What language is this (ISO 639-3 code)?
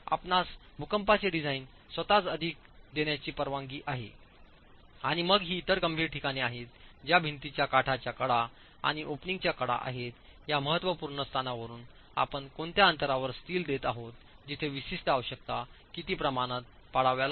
mar